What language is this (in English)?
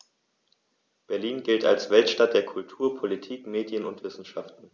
German